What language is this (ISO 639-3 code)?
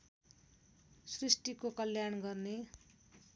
nep